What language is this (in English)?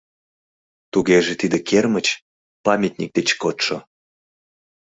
Mari